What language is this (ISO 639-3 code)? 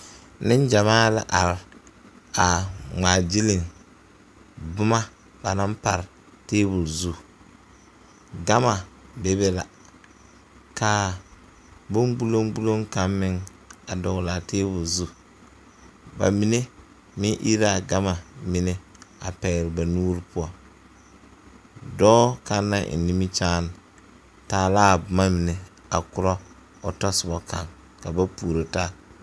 dga